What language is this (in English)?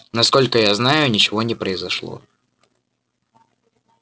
Russian